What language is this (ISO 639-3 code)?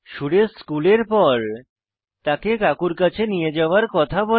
ben